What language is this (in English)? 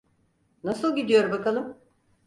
Turkish